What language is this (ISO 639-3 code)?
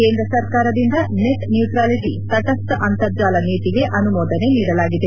kan